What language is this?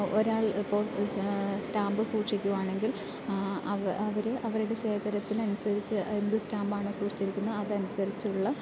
Malayalam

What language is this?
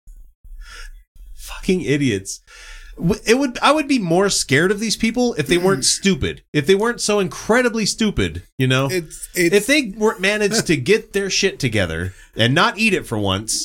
English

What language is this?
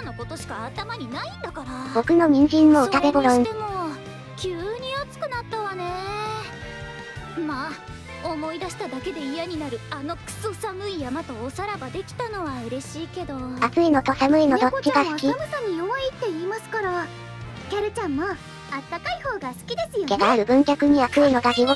Japanese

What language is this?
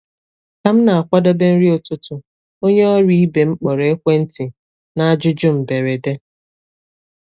Igbo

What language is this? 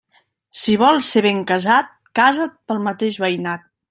Catalan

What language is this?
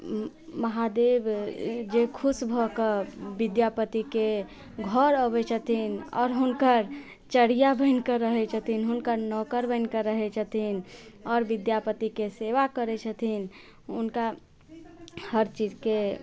Maithili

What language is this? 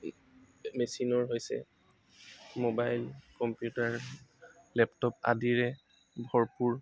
Assamese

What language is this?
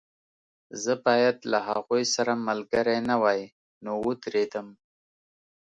Pashto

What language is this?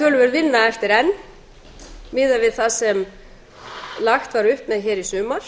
Icelandic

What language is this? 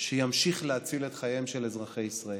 Hebrew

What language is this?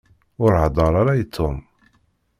Kabyle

